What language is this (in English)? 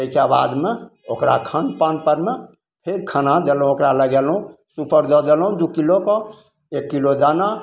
Maithili